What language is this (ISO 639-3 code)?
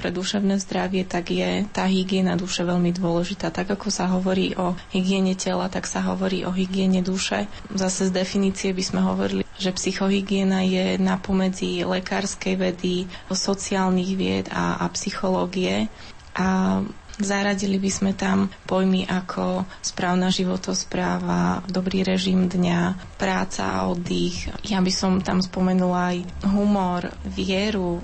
slk